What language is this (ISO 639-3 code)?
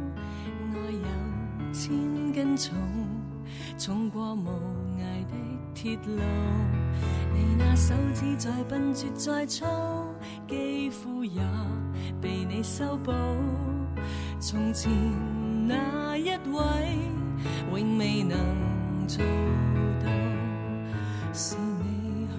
zho